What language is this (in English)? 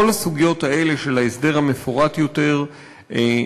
Hebrew